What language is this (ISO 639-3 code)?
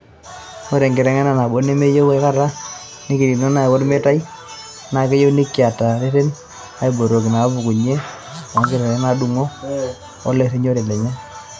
mas